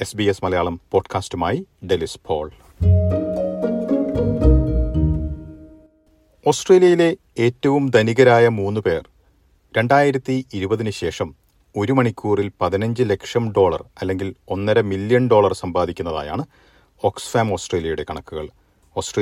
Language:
Malayalam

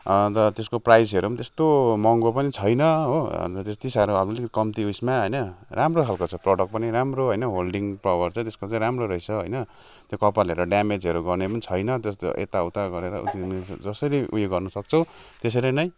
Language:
Nepali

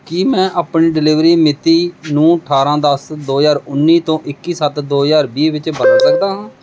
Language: Punjabi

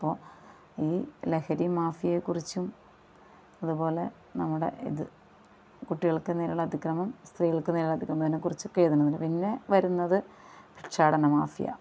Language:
Malayalam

